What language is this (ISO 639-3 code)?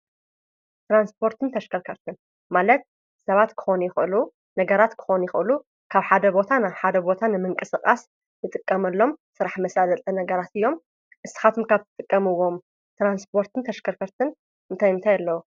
tir